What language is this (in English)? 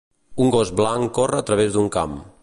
Catalan